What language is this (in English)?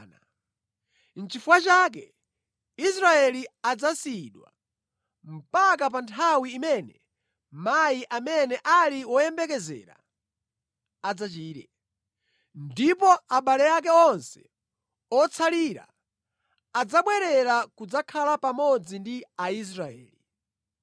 Nyanja